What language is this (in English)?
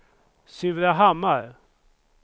Swedish